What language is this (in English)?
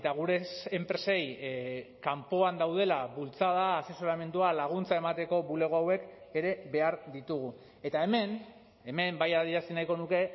Basque